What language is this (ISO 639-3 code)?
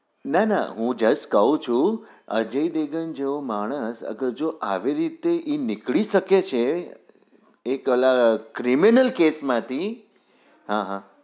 guj